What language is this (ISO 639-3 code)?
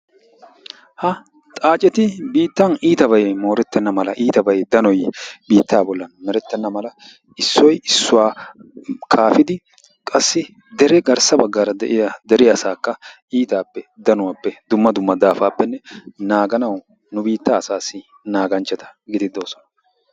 wal